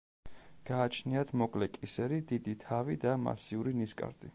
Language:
Georgian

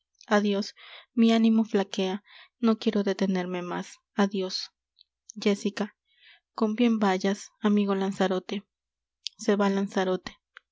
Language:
Spanish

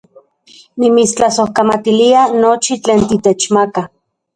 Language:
Central Puebla Nahuatl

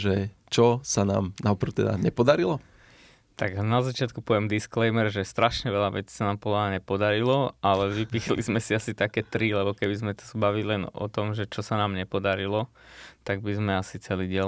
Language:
Slovak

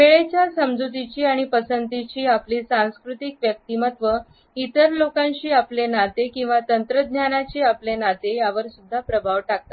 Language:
Marathi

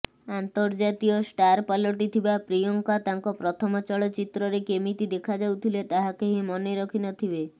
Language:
Odia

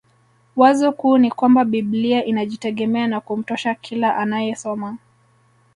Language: Swahili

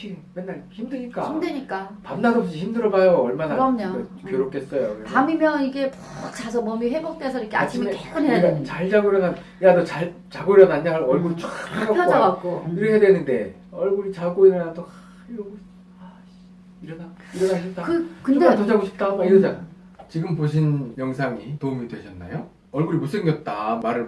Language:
Korean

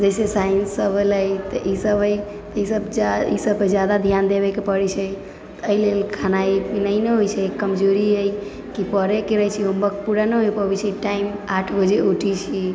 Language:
Maithili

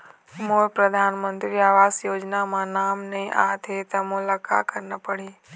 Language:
Chhattisgarhi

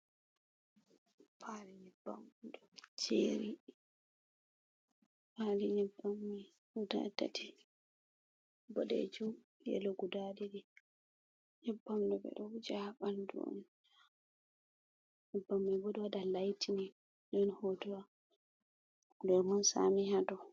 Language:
Fula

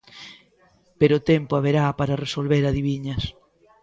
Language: Galician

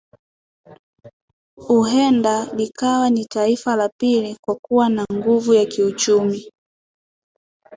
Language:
Swahili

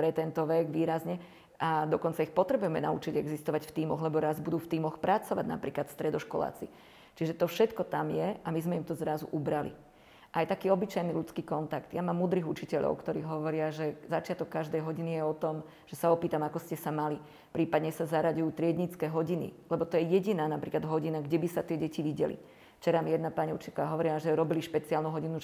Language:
Slovak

